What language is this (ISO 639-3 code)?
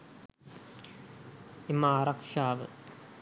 sin